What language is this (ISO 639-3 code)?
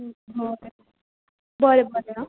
kok